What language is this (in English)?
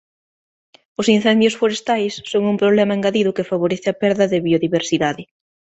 Galician